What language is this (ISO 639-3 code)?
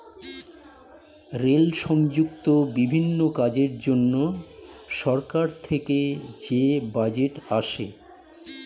ben